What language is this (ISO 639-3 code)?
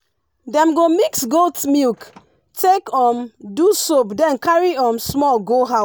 pcm